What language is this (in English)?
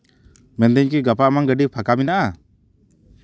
Santali